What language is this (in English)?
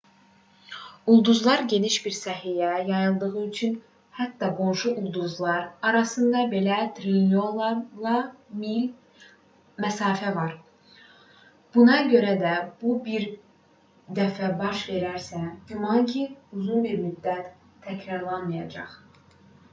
Azerbaijani